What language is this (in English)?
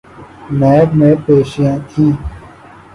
Urdu